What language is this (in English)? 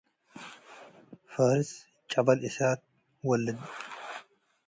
Tigre